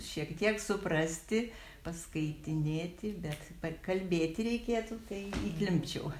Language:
Lithuanian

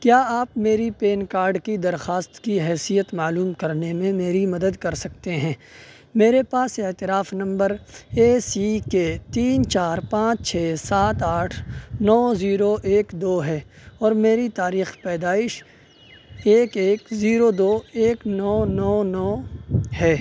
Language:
Urdu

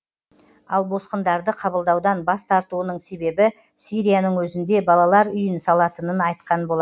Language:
Kazakh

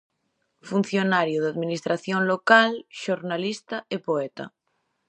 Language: Galician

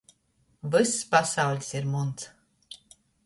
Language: Latgalian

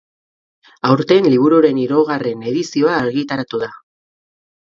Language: Basque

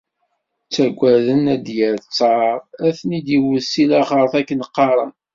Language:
Kabyle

